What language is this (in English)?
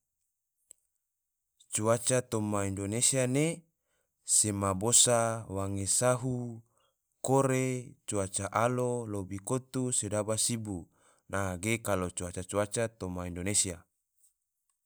Tidore